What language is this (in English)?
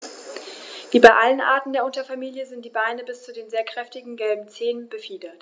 German